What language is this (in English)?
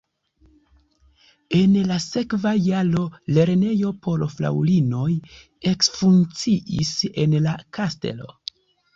Esperanto